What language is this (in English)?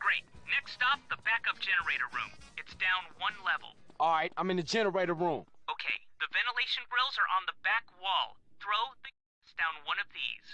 English